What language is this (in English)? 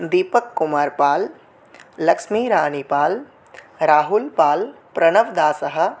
Sanskrit